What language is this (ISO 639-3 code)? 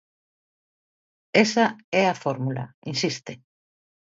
glg